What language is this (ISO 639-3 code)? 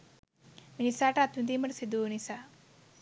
sin